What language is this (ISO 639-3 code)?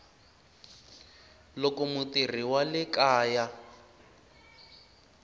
tso